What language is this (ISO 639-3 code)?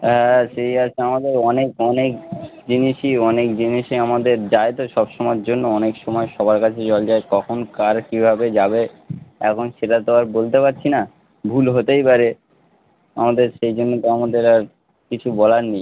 ben